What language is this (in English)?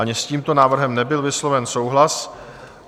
Czech